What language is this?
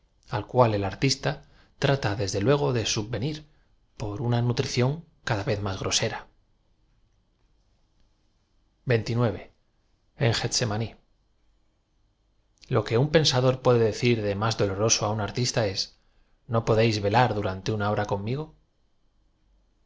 Spanish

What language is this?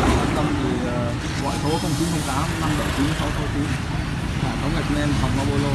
Vietnamese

